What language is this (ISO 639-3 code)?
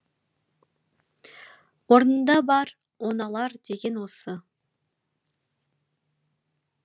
kaz